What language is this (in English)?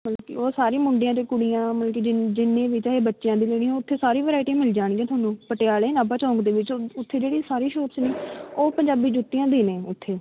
Punjabi